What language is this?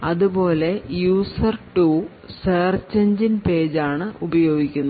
Malayalam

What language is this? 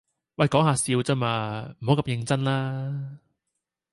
Cantonese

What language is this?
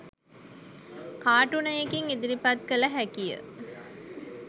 Sinhala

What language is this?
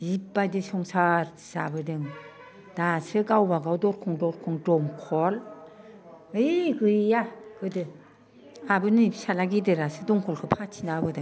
Bodo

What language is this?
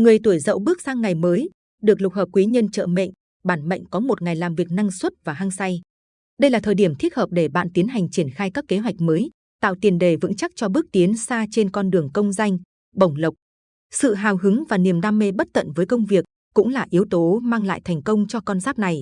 Vietnamese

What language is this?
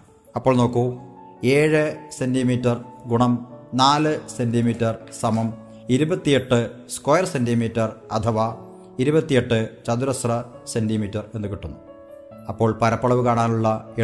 Malayalam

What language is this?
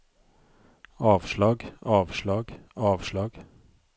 Norwegian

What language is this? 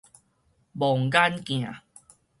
Min Nan Chinese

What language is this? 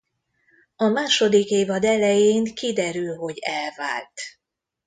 Hungarian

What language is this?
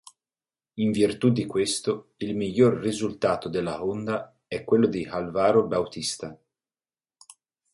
Italian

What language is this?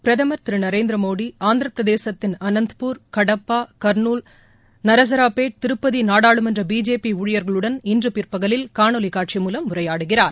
Tamil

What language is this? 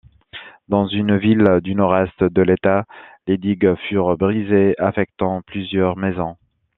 French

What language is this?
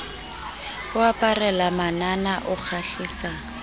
Southern Sotho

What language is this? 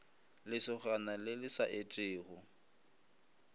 Northern Sotho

